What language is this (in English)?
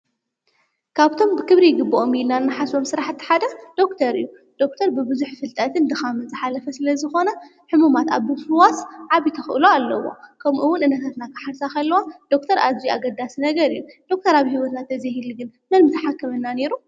Tigrinya